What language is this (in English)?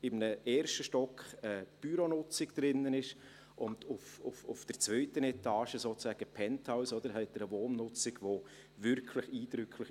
Swiss German